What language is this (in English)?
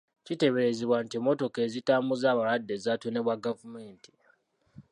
Ganda